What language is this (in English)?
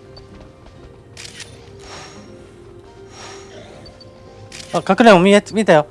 Japanese